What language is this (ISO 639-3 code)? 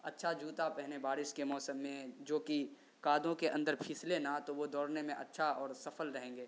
urd